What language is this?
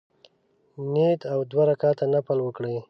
Pashto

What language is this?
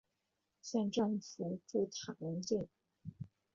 Chinese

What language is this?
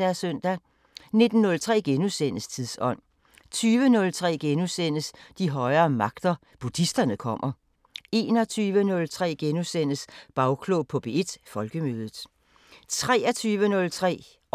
Danish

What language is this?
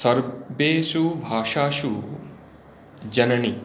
Sanskrit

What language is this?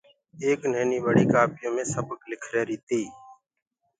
Gurgula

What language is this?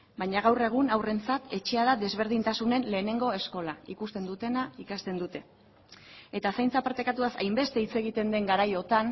Basque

